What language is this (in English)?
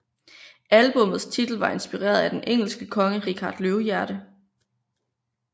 Danish